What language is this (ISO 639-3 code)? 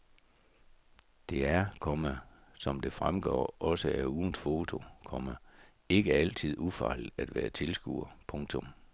dan